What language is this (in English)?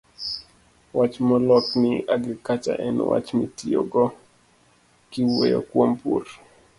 Luo (Kenya and Tanzania)